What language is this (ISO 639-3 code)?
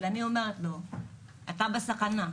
heb